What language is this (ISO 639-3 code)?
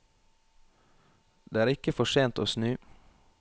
nor